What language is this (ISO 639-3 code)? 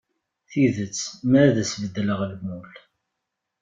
kab